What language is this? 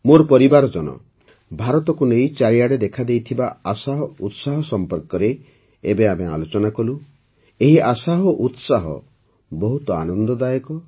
Odia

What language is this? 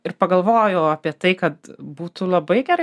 Lithuanian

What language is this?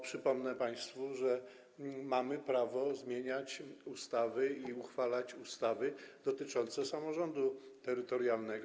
Polish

